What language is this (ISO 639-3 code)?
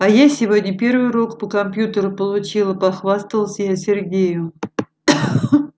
rus